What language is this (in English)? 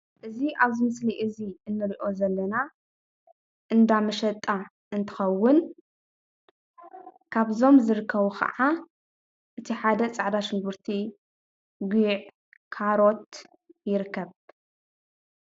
Tigrinya